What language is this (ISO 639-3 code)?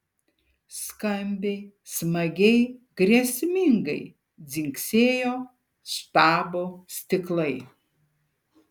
lit